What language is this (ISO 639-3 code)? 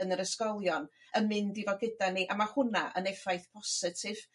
cym